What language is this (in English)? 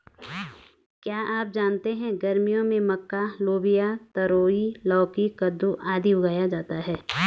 Hindi